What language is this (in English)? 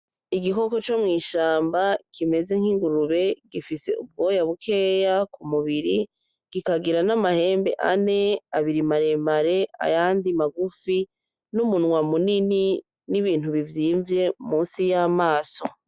Rundi